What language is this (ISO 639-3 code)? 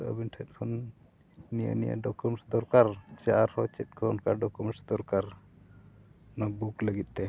sat